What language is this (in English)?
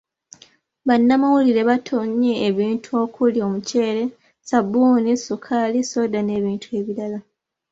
Ganda